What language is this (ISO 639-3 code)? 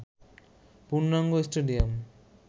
ben